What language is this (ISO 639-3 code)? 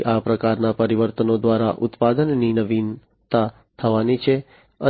guj